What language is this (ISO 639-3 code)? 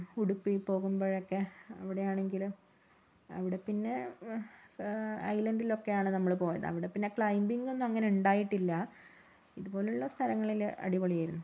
mal